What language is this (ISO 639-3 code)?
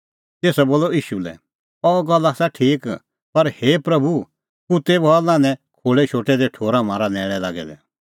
kfx